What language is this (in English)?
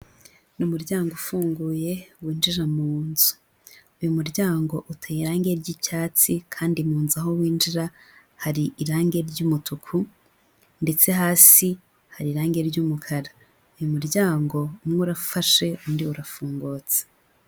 Kinyarwanda